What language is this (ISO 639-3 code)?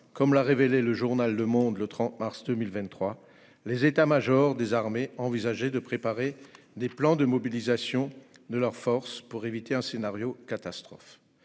fra